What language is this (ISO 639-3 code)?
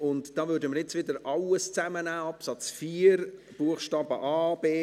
gsw